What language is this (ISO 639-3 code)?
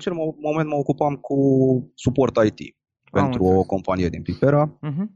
ron